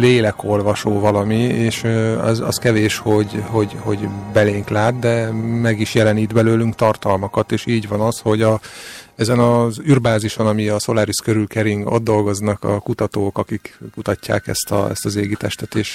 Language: Hungarian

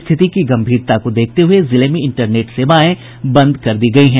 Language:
Hindi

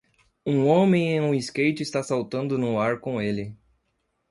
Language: Portuguese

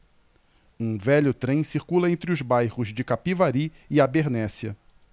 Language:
Portuguese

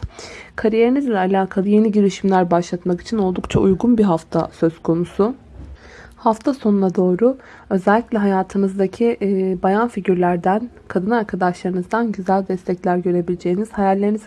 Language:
Turkish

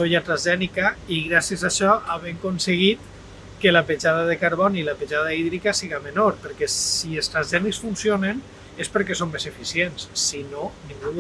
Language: Catalan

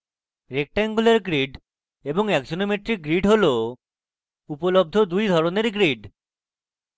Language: Bangla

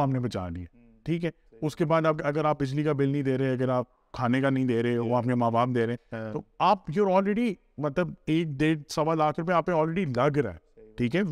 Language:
Urdu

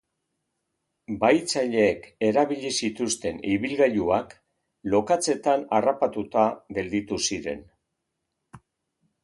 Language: Basque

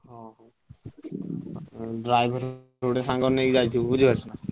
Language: Odia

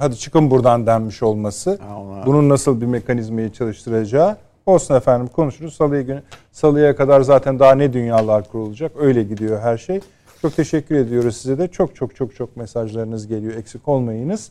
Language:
Turkish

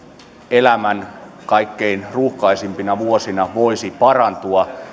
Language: Finnish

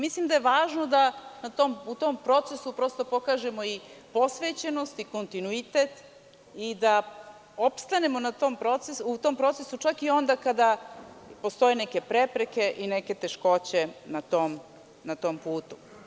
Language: Serbian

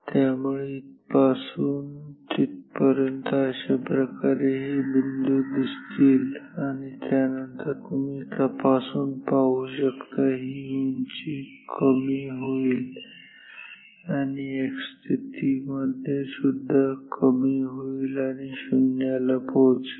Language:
Marathi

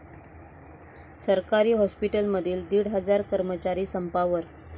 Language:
Marathi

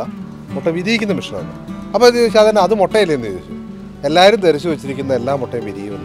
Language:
Turkish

